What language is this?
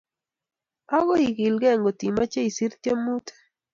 Kalenjin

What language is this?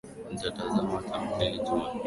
Swahili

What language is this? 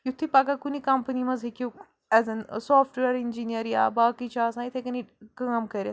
Kashmiri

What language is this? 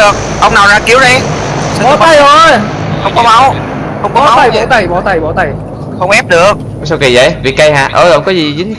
Vietnamese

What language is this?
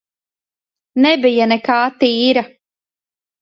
Latvian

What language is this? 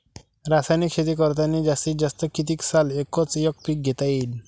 Marathi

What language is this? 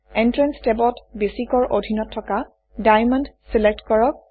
Assamese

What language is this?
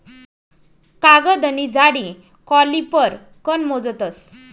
Marathi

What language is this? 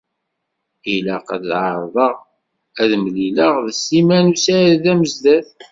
Kabyle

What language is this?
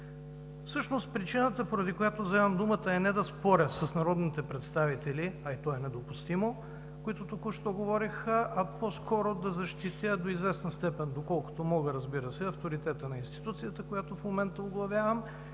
Bulgarian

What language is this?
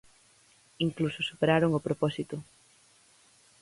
Galician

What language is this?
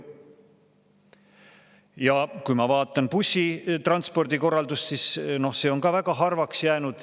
Estonian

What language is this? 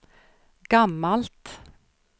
Swedish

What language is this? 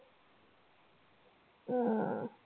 Marathi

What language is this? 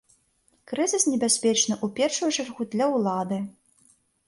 Belarusian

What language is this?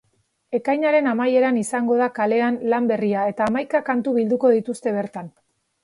Basque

